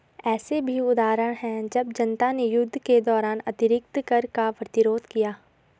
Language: Hindi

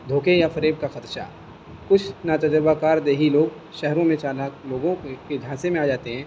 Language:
Urdu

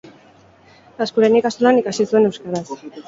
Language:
Basque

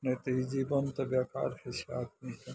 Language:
Maithili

